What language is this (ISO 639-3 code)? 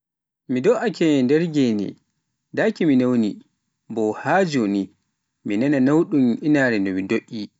fuf